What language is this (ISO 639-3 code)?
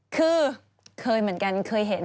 tha